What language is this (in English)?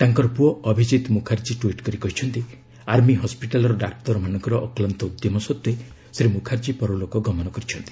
Odia